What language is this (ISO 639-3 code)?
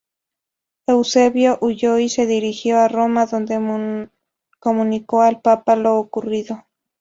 spa